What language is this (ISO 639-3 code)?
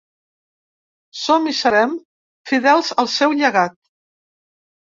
cat